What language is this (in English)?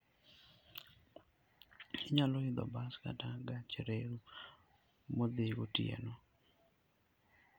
Luo (Kenya and Tanzania)